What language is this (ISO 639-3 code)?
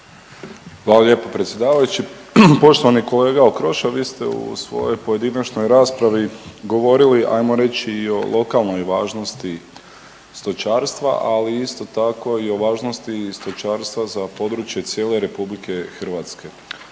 hrv